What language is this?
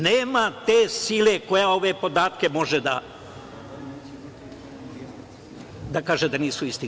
Serbian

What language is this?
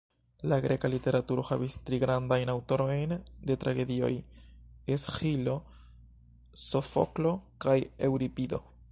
Esperanto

